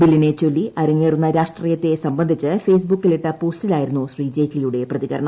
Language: Malayalam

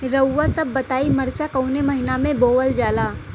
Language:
Bhojpuri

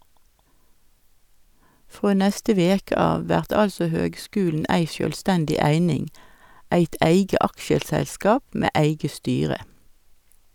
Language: Norwegian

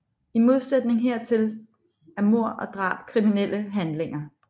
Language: Danish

